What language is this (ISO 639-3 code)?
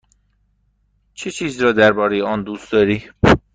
fas